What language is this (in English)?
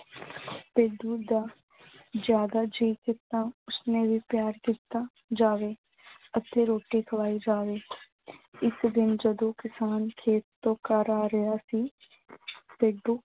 Punjabi